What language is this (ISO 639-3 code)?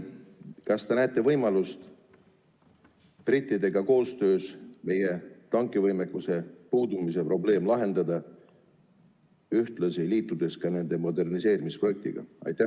est